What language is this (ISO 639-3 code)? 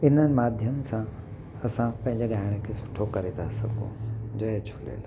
snd